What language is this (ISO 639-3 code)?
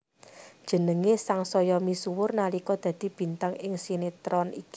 jav